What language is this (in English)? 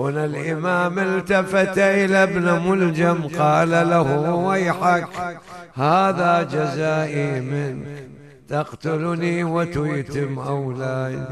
Arabic